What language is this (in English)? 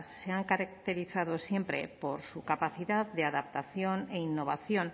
Spanish